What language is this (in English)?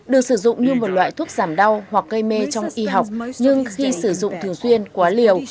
Vietnamese